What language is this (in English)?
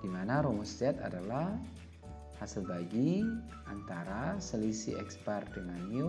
Indonesian